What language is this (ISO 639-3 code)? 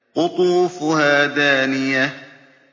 ara